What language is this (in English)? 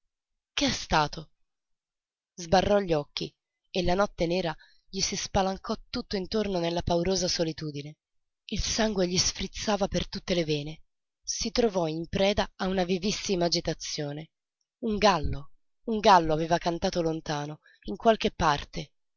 Italian